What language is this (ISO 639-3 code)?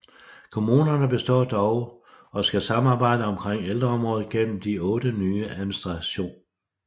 dan